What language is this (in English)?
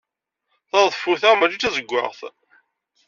Kabyle